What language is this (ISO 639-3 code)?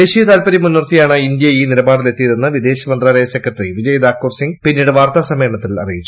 mal